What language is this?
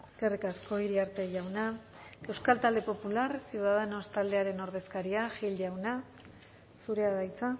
Basque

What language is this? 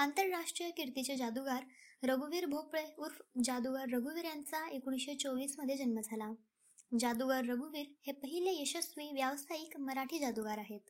Marathi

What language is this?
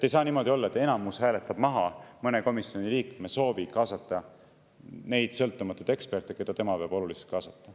Estonian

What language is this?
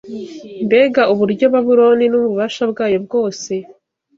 Kinyarwanda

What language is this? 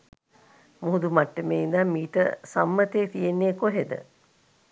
Sinhala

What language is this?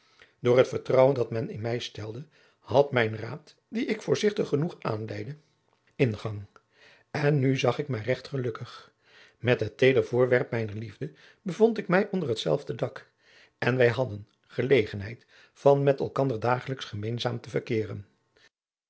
Dutch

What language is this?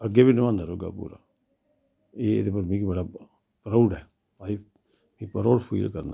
Dogri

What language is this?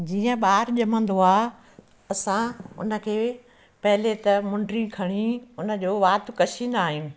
Sindhi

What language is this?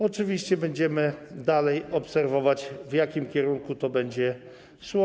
Polish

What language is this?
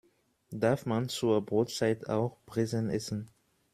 German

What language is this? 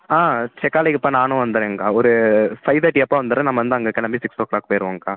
Tamil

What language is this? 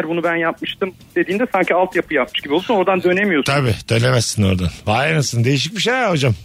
Turkish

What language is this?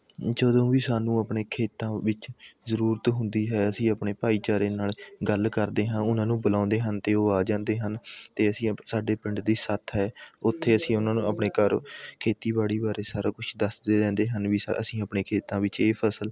Punjabi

